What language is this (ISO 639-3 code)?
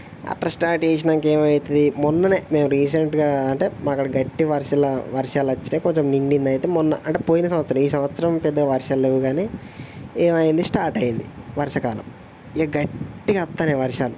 tel